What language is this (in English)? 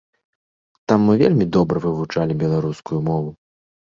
Belarusian